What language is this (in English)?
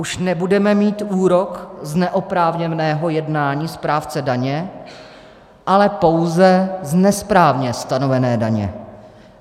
Czech